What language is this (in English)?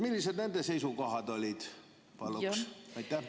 Estonian